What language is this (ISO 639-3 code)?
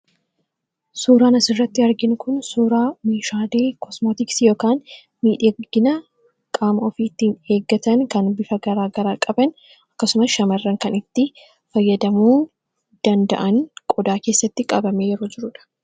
orm